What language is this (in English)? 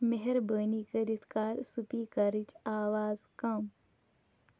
Kashmiri